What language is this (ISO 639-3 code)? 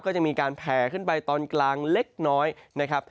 tha